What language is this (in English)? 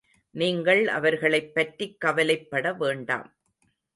Tamil